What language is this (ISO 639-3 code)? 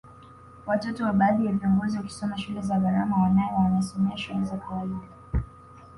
swa